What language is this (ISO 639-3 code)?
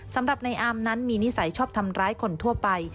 tha